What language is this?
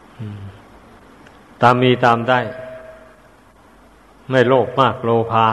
Thai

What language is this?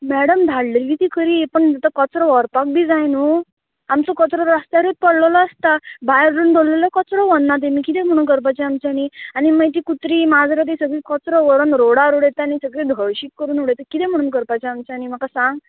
Konkani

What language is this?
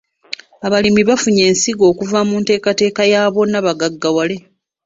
Ganda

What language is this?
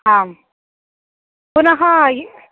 Sanskrit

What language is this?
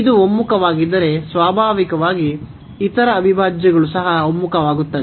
Kannada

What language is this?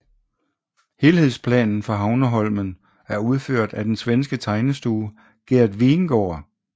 Danish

